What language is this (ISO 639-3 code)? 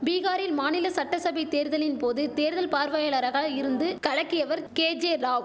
tam